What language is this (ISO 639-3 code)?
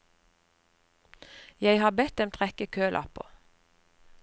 nor